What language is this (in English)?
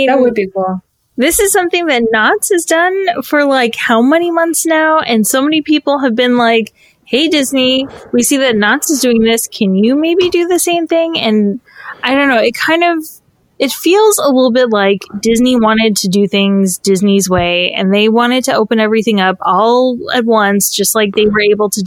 English